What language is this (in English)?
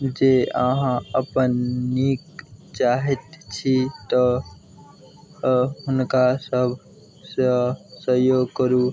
Maithili